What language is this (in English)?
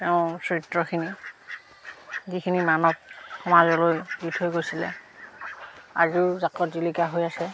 Assamese